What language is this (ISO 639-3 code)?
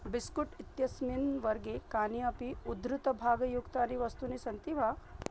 san